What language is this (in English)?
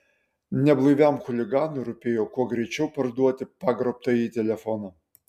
Lithuanian